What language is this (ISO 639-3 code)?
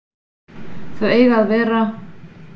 isl